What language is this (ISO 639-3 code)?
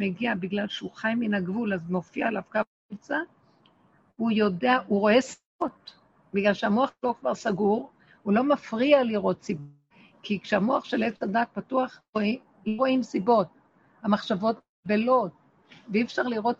heb